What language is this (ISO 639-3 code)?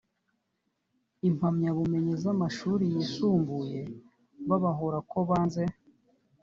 kin